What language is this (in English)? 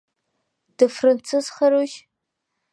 Abkhazian